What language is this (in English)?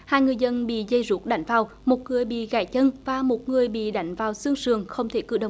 Vietnamese